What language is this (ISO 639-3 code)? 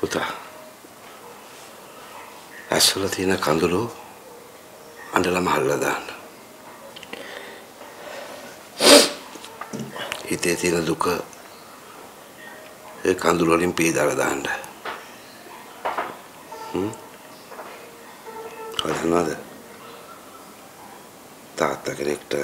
ita